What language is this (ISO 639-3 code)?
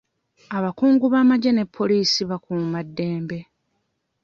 lug